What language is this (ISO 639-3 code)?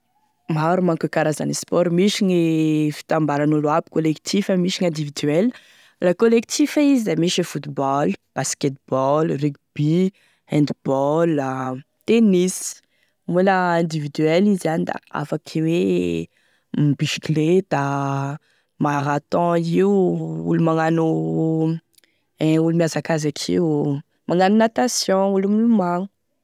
tkg